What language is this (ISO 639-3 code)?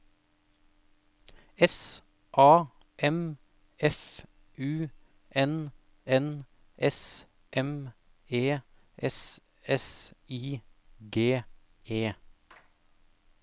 nor